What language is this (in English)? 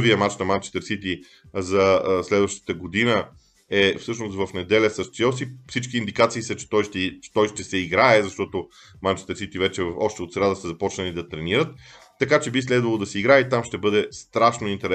Bulgarian